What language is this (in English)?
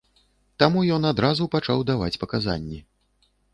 Belarusian